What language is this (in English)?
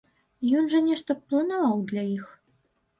Belarusian